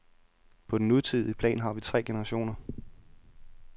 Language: Danish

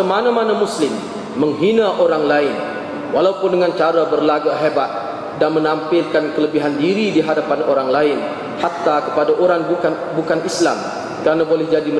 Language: Malay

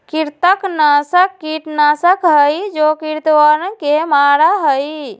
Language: Magahi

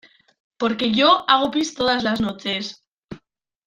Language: Spanish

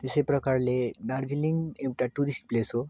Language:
Nepali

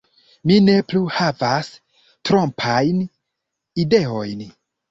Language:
Esperanto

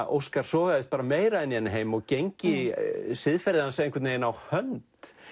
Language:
Icelandic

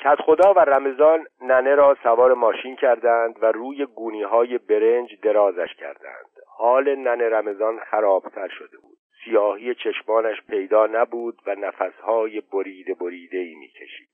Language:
Persian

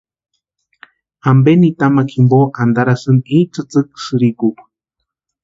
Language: Western Highland Purepecha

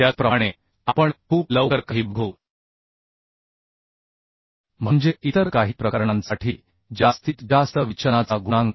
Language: Marathi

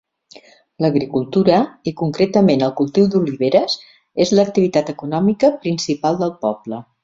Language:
Catalan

